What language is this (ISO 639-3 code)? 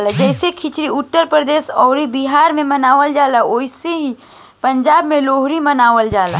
bho